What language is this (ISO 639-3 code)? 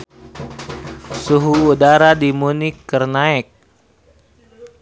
sun